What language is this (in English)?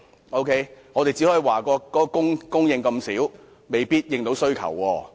Cantonese